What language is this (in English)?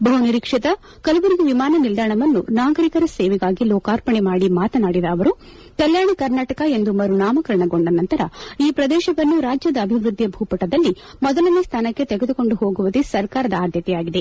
Kannada